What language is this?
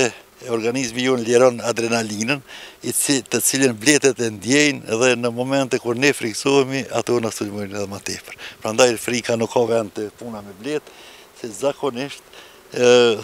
Romanian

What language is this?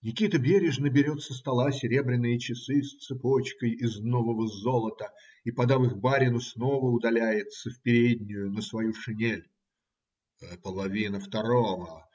Russian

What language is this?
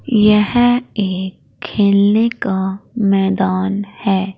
Hindi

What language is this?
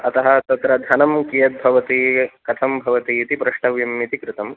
Sanskrit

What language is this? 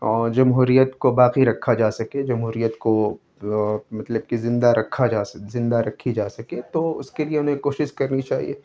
Urdu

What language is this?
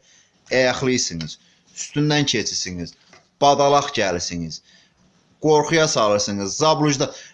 Azerbaijani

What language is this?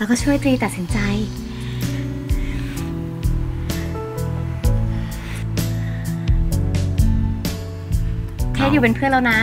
Thai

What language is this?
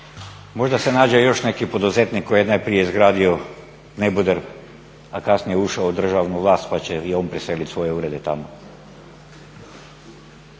Croatian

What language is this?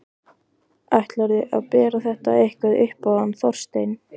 Icelandic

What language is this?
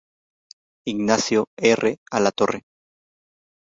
Spanish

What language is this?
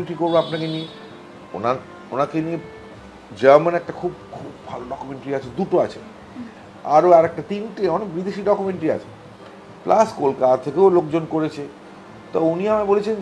Bangla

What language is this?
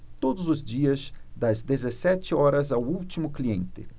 Portuguese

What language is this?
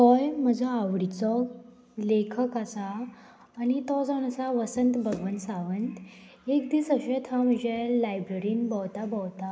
Konkani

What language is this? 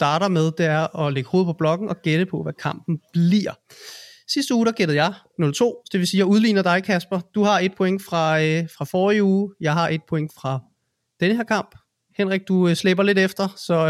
Danish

